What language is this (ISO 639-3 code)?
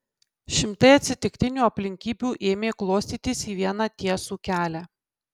lit